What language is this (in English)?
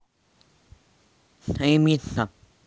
Russian